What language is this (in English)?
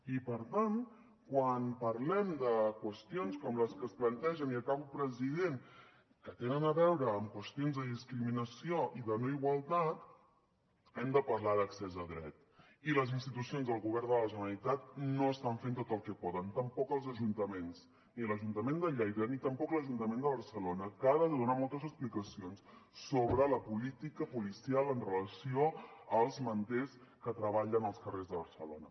Catalan